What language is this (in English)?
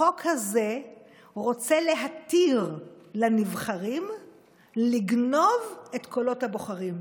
Hebrew